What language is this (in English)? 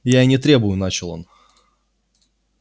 Russian